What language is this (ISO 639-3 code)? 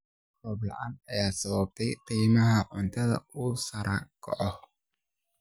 som